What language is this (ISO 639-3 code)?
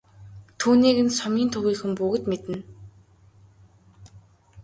mon